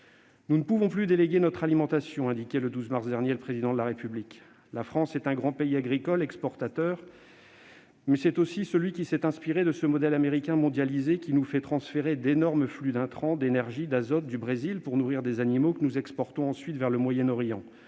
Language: French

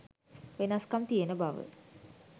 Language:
Sinhala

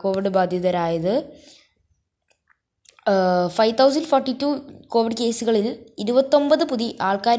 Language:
Malayalam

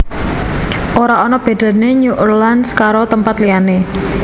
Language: Javanese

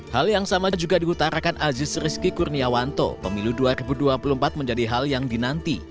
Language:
Indonesian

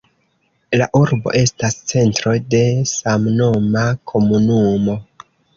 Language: Esperanto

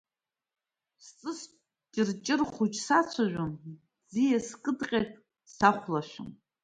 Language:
Abkhazian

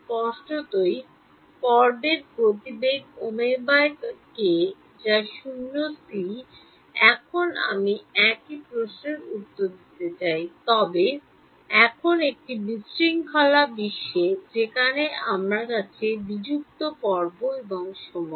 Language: Bangla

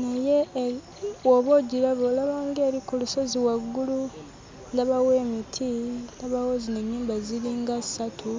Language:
Ganda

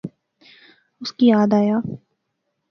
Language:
Pahari-Potwari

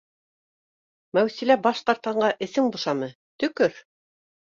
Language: Bashkir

